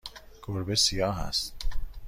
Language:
Persian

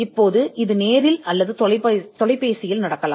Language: Tamil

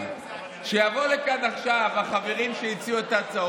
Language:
Hebrew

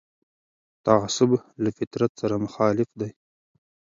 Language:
Pashto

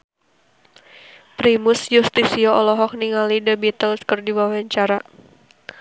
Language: Sundanese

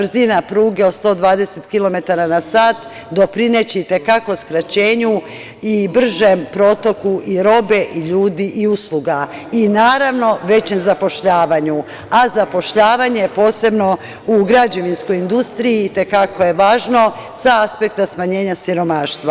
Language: Serbian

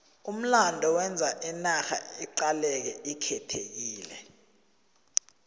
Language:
South Ndebele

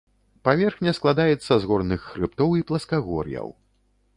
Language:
Belarusian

